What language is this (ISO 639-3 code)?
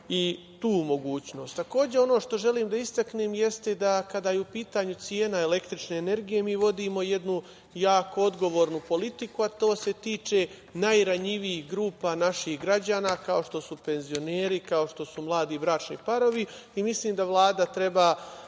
srp